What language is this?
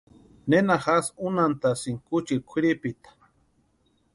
Western Highland Purepecha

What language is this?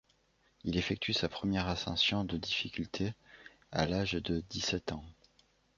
French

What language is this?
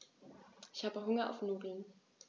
German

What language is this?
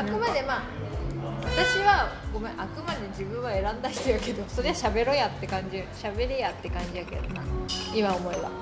Japanese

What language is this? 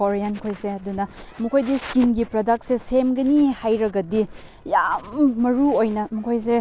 Manipuri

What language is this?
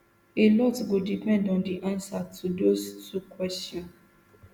Nigerian Pidgin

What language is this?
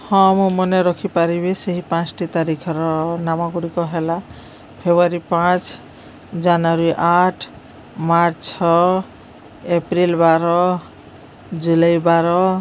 Odia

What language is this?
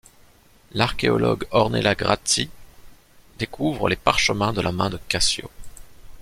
French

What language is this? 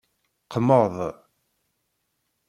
Kabyle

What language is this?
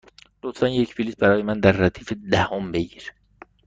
Persian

